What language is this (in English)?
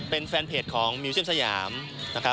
Thai